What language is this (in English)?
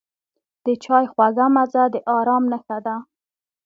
Pashto